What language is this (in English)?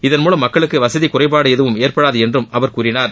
Tamil